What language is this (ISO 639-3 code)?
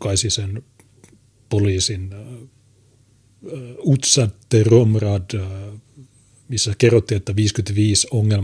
fin